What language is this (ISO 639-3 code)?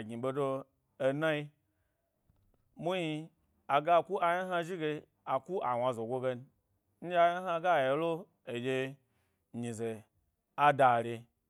gby